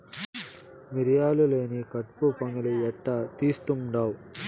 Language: Telugu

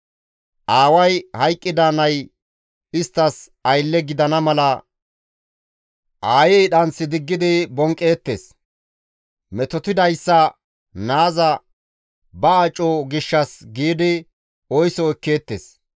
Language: Gamo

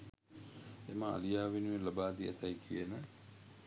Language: Sinhala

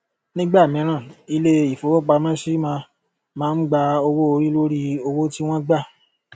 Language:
Yoruba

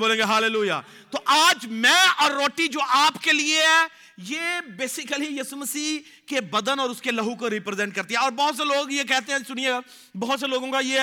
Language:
Urdu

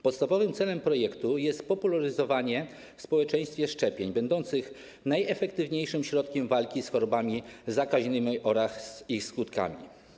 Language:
Polish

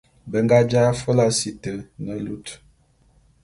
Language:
Bulu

